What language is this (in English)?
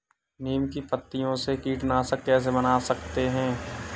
Hindi